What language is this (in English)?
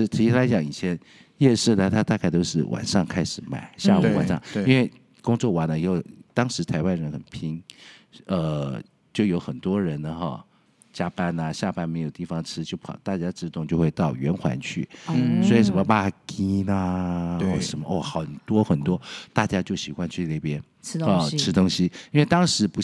Chinese